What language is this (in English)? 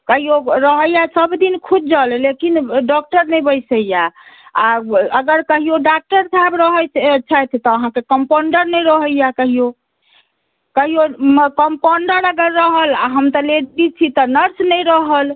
Maithili